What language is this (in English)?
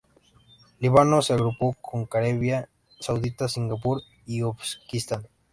Spanish